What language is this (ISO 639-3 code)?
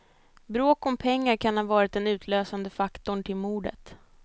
swe